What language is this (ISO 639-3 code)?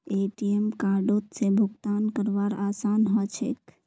mag